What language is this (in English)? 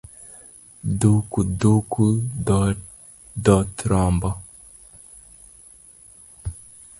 Luo (Kenya and Tanzania)